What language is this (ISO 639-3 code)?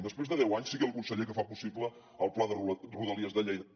cat